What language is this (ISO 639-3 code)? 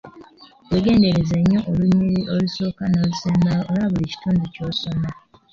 lug